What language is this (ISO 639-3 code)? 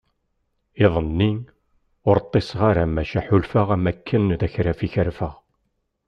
kab